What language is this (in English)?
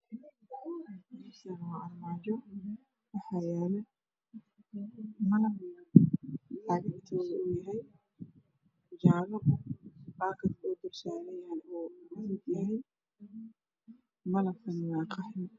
Somali